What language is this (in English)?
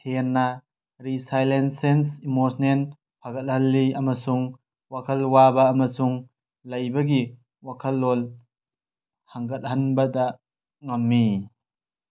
Manipuri